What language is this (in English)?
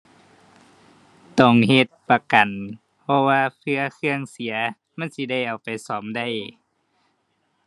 Thai